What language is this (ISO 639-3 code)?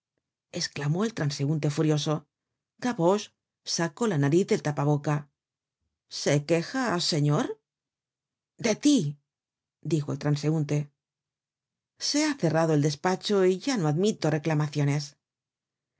spa